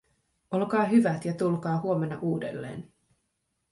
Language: Finnish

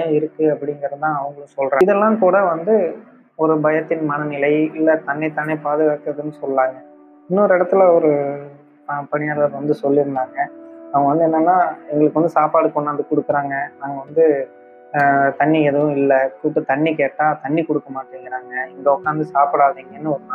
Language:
Tamil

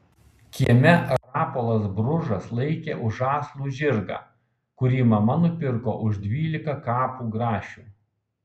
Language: Lithuanian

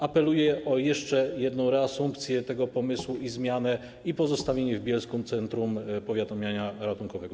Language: Polish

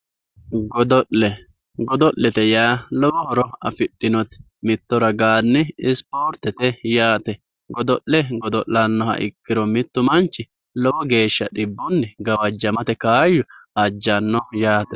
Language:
Sidamo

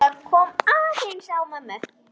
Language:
Icelandic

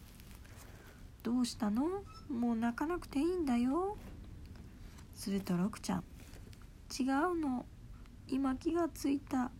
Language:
Japanese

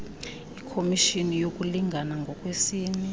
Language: Xhosa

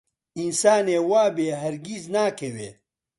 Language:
Central Kurdish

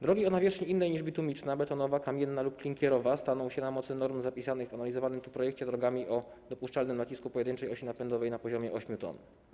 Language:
Polish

